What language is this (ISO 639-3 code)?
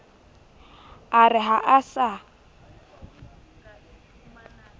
sot